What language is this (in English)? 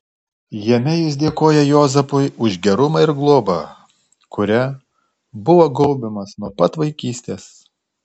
Lithuanian